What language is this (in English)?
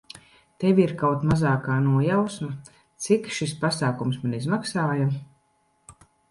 Latvian